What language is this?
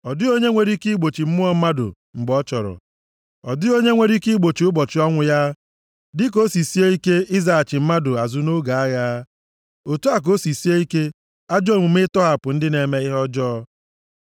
Igbo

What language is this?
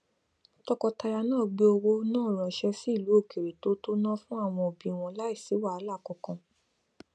Yoruba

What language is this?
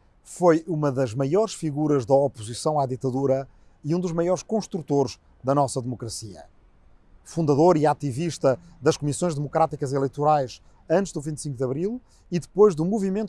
Portuguese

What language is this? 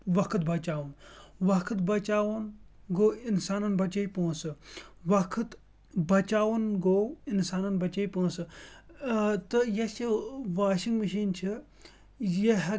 Kashmiri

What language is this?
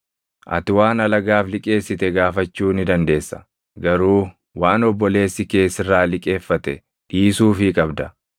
Oromo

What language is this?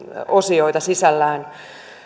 Finnish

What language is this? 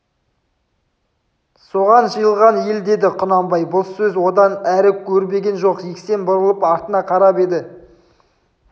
Kazakh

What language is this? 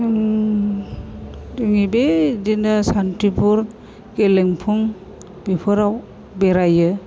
Bodo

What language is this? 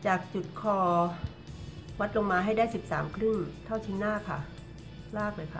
Thai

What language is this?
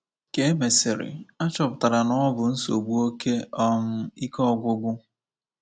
Igbo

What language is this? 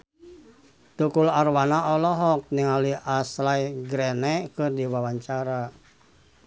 Sundanese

